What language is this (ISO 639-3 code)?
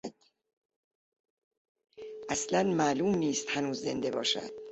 fas